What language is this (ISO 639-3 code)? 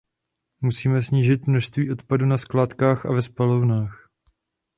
ces